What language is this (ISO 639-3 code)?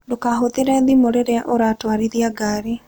kik